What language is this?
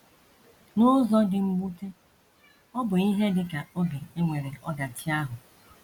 Igbo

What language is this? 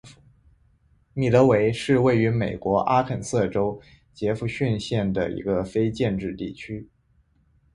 Chinese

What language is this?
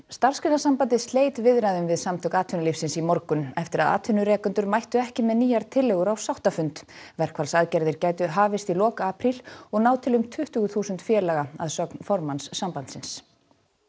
Icelandic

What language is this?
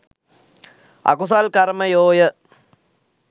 Sinhala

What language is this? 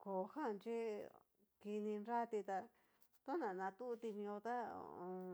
Cacaloxtepec Mixtec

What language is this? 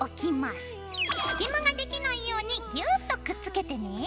Japanese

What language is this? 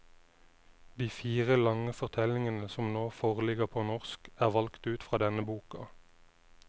Norwegian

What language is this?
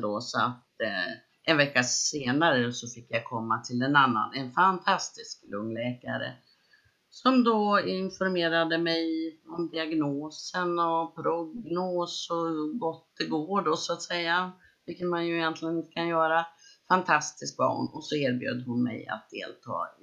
Swedish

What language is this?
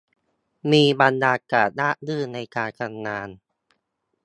Thai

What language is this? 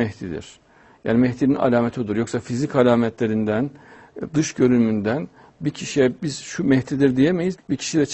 Turkish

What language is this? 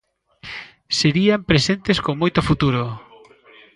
Galician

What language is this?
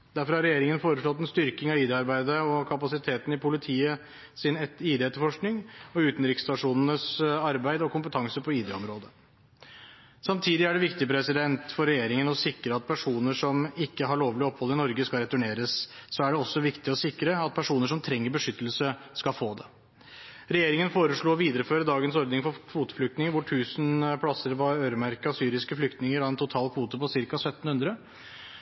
Norwegian Bokmål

